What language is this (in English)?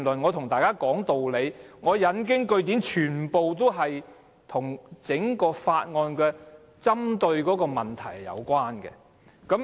Cantonese